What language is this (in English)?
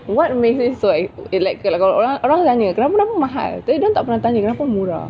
English